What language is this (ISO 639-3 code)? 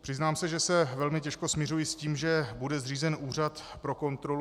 ces